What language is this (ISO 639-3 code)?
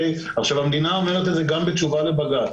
heb